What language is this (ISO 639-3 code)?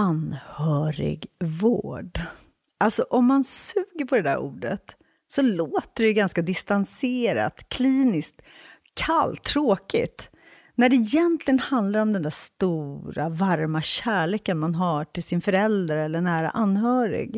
swe